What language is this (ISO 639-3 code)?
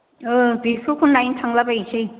brx